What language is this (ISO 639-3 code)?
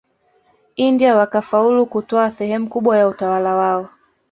swa